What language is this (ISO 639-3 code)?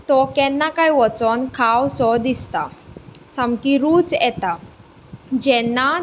kok